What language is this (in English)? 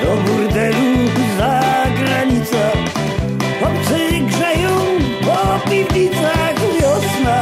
Romanian